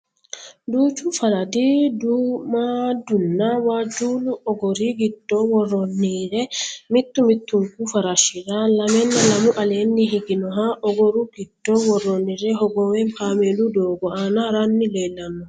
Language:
Sidamo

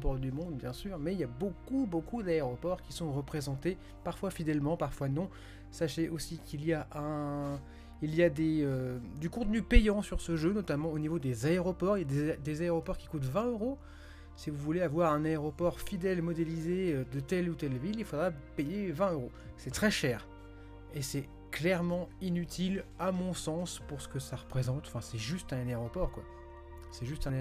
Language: French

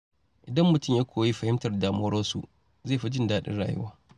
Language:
Hausa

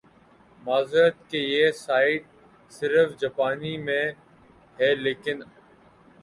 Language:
Urdu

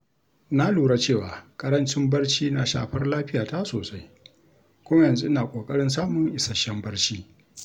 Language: Hausa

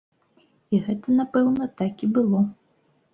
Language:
Belarusian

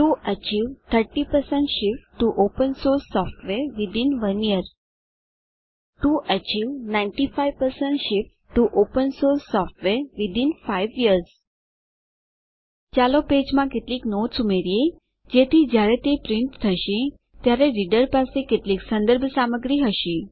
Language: Gujarati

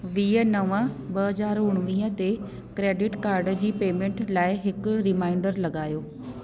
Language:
Sindhi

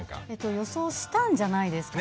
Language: Japanese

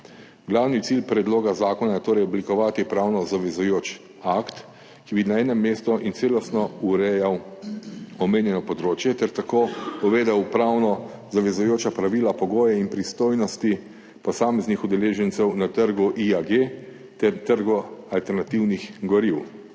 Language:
Slovenian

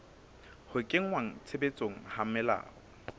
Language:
Southern Sotho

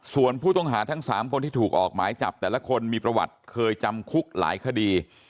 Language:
Thai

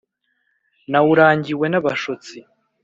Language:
Kinyarwanda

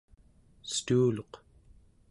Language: Central Yupik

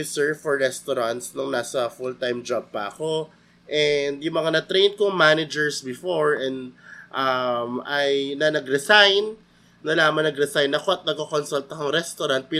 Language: Filipino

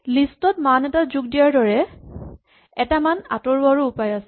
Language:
Assamese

